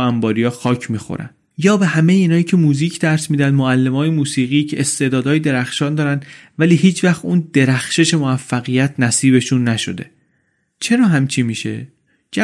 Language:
Persian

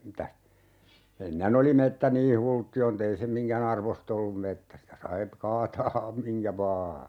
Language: Finnish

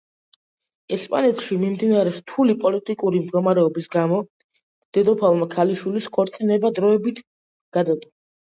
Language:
Georgian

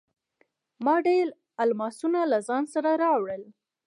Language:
Pashto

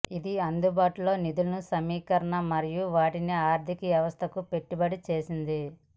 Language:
Telugu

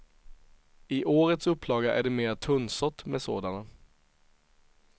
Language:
Swedish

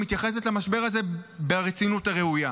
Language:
Hebrew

